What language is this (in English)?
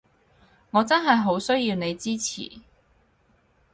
Cantonese